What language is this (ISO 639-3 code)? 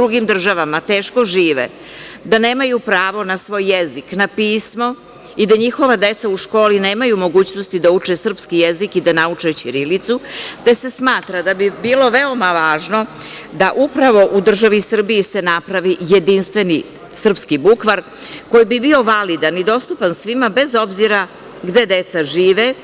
srp